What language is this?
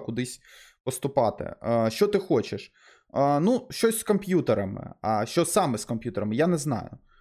Ukrainian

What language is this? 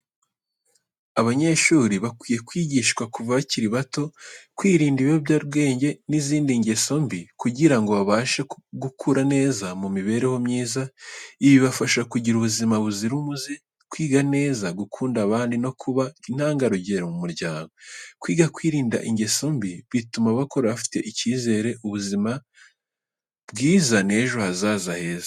Kinyarwanda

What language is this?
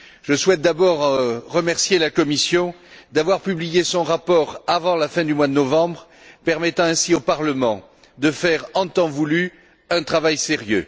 French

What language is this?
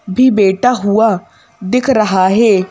Hindi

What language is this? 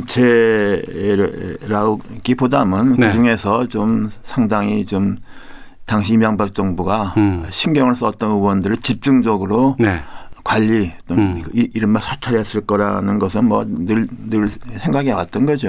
Korean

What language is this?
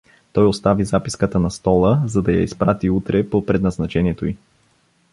Bulgarian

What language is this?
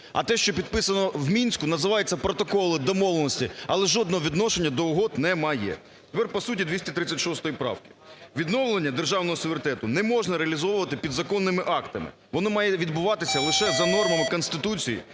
Ukrainian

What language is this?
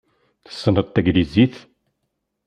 Kabyle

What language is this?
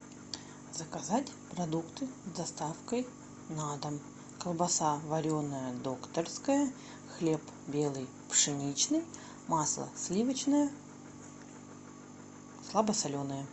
Russian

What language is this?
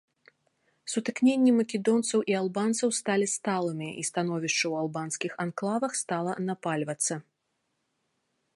Belarusian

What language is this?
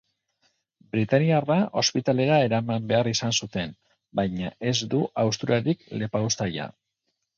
Basque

